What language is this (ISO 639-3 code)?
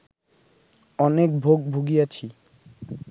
ben